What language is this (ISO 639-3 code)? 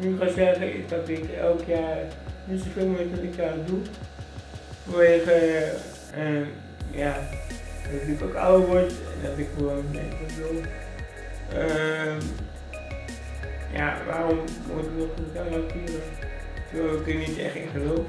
nld